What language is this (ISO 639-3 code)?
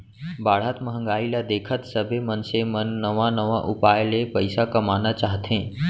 hne